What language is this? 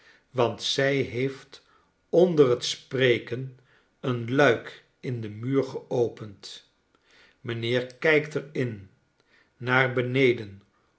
Dutch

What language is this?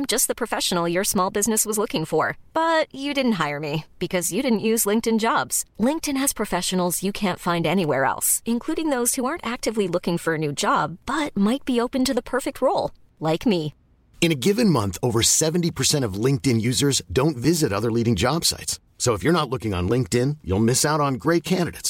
Filipino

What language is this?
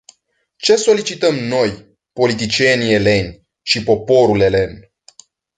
Romanian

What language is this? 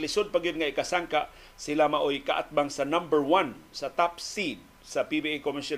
Filipino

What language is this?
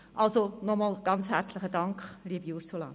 Swiss German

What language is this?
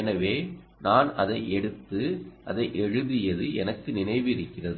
Tamil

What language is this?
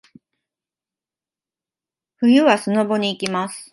Japanese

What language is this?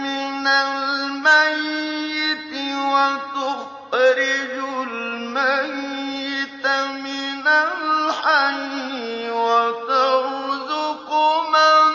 Arabic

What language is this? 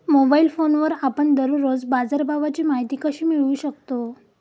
Marathi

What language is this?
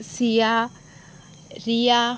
Konkani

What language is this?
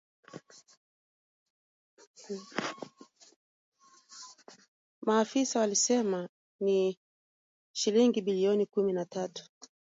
Swahili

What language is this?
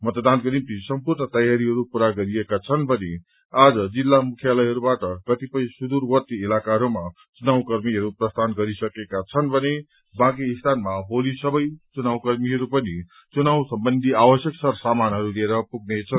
Nepali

